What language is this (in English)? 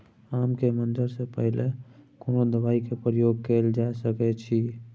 Maithili